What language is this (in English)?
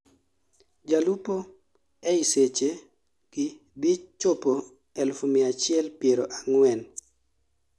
Luo (Kenya and Tanzania)